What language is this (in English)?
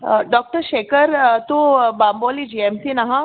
Konkani